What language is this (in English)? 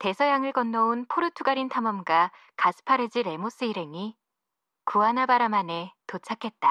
Korean